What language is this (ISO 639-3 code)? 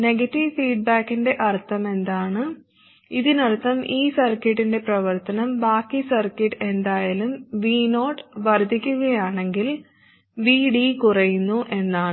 mal